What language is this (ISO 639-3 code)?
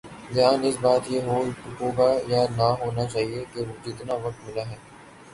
urd